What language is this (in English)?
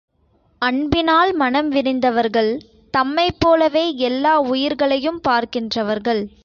Tamil